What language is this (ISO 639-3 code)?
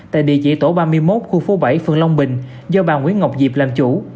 vie